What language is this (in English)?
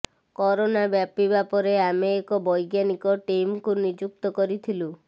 Odia